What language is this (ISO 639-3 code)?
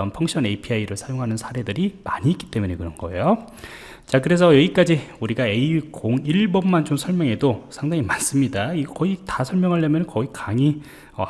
kor